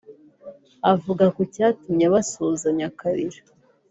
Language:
Kinyarwanda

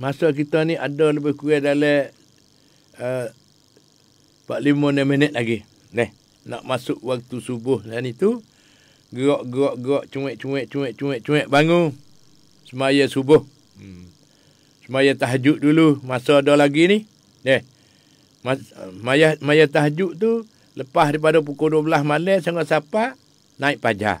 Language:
Malay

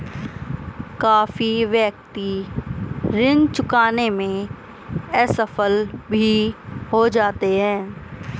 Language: Hindi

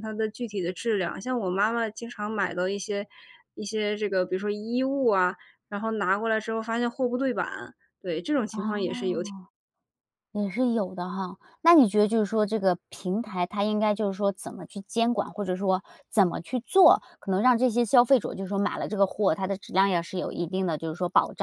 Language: Chinese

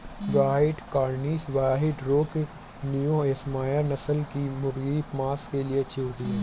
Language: Hindi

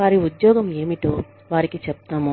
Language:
Telugu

